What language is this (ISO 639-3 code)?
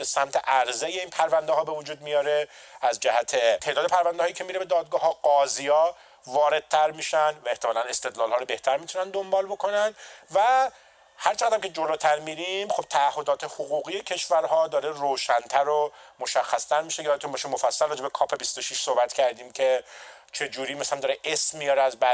fas